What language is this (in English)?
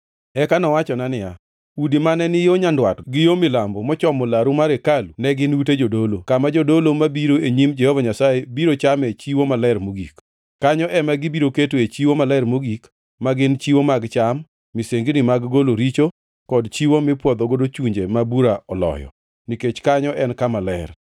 Luo (Kenya and Tanzania)